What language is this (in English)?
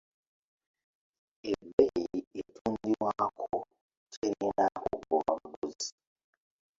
Ganda